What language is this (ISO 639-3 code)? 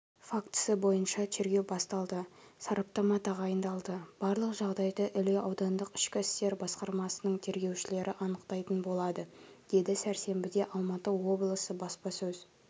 kaz